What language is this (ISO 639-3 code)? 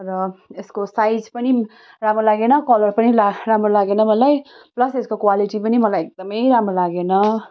nep